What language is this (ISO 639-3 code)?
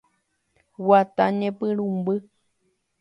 grn